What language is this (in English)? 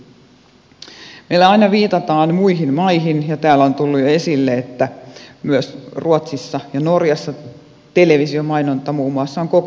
Finnish